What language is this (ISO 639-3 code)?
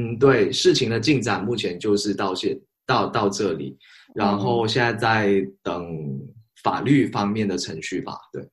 zho